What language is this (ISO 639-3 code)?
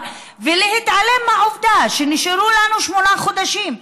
heb